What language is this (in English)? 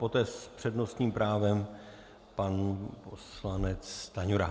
Czech